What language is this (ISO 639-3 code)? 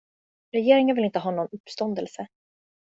swe